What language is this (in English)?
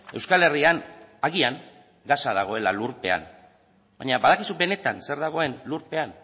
Basque